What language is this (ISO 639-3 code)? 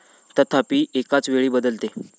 mar